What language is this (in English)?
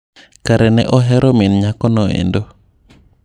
Luo (Kenya and Tanzania)